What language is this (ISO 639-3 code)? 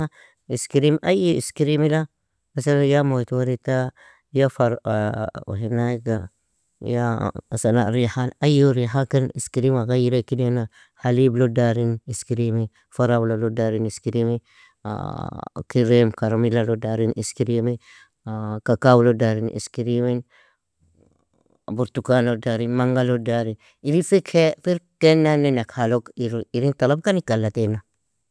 fia